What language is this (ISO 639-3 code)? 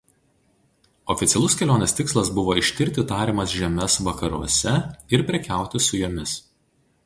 lit